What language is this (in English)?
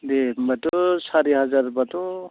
Bodo